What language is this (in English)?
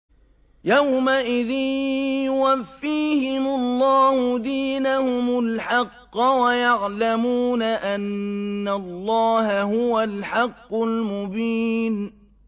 Arabic